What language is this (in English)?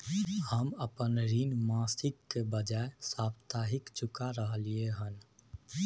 Maithili